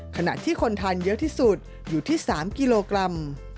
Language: Thai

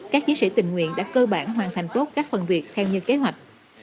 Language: Vietnamese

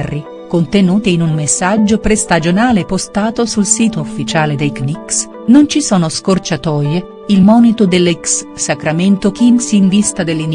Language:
Italian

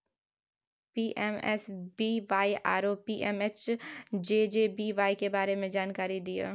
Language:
Maithili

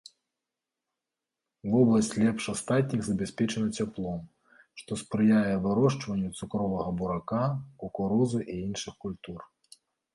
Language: Belarusian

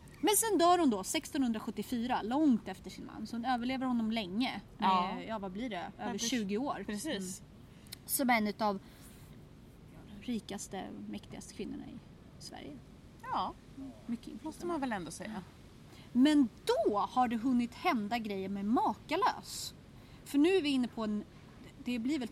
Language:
Swedish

